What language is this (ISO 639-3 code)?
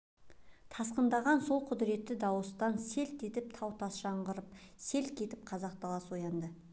kaz